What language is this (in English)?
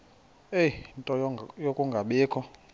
Xhosa